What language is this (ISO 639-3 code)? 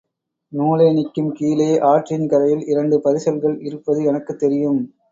tam